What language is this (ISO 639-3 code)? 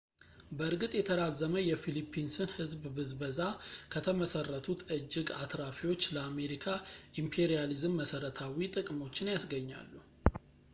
amh